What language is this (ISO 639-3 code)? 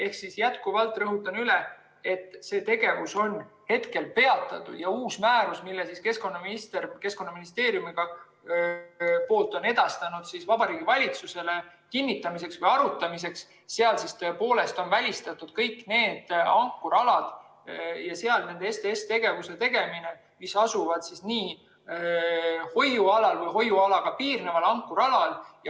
est